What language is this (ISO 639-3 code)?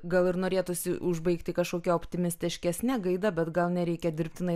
lit